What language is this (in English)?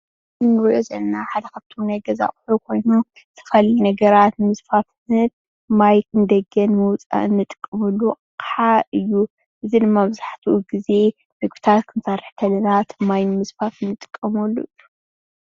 Tigrinya